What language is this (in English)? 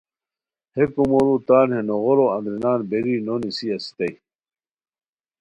Khowar